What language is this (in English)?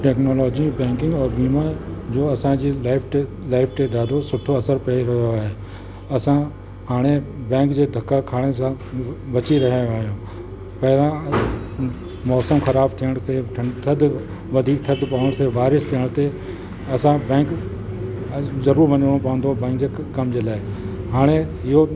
Sindhi